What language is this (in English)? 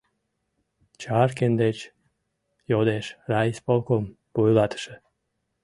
Mari